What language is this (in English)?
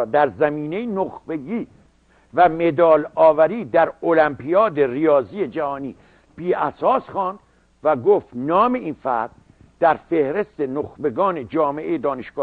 Persian